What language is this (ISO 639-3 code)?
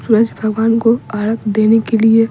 hin